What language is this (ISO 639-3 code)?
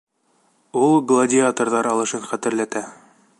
bak